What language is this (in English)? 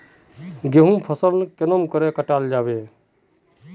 Magahi